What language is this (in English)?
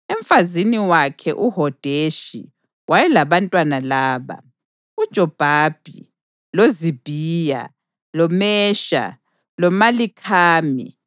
North Ndebele